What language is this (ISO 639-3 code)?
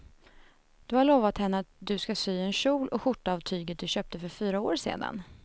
swe